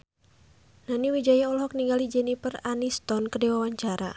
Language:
Sundanese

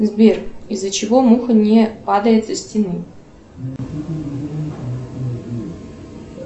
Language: Russian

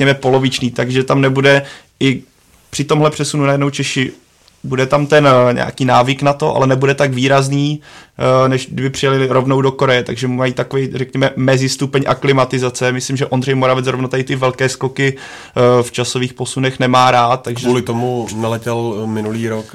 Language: Czech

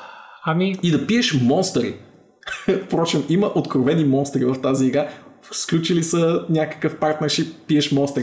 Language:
Bulgarian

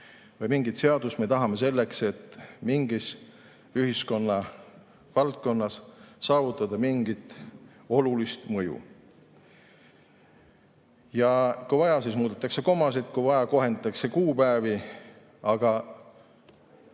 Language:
Estonian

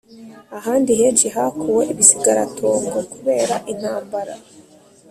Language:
Kinyarwanda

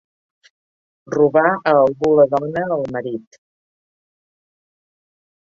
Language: Catalan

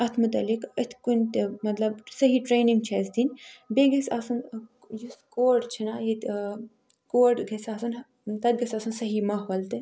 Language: Kashmiri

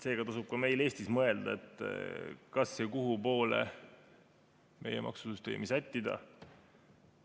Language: Estonian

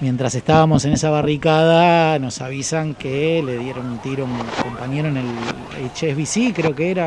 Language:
Spanish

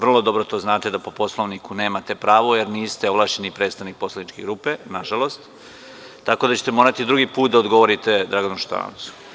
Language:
Serbian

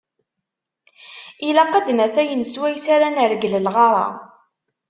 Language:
Kabyle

